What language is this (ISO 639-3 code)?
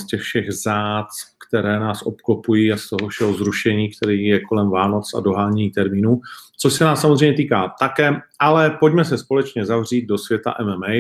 ces